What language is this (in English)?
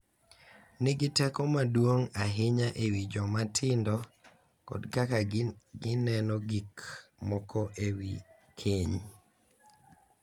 Luo (Kenya and Tanzania)